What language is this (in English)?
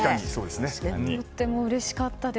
Japanese